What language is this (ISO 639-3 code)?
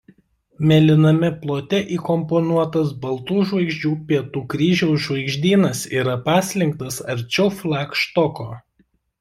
lit